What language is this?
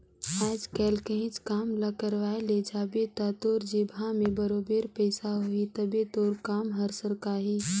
Chhattisgarhi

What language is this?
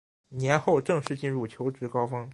Chinese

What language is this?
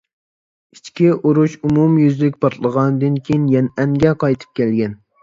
Uyghur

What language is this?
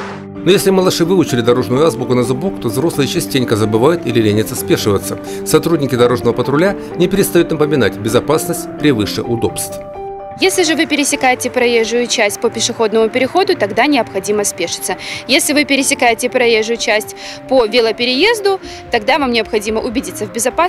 Russian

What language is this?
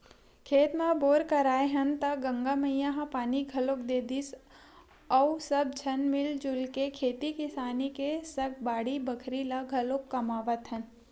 Chhattisgarhi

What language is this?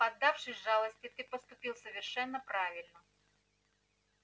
Russian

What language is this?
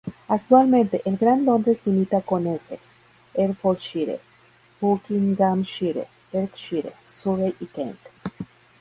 Spanish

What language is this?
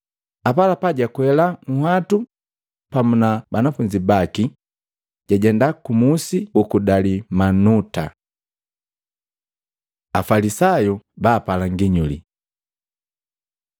Matengo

